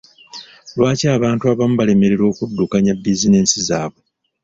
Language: Ganda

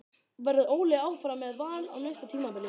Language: Icelandic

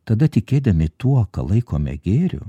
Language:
Lithuanian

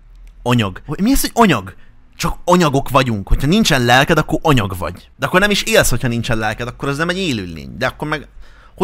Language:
Hungarian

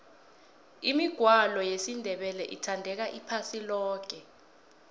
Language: South Ndebele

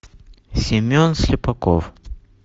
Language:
Russian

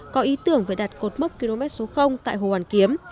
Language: Vietnamese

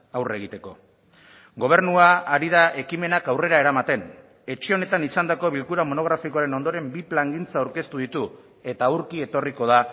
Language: Basque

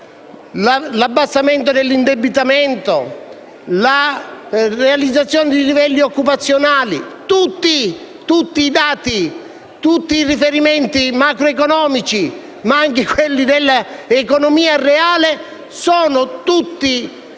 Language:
Italian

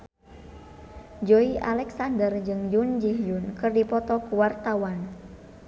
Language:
Sundanese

